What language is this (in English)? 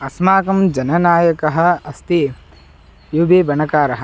Sanskrit